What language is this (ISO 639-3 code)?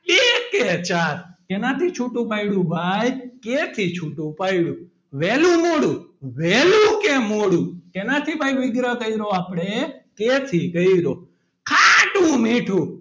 guj